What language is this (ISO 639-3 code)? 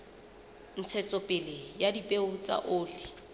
sot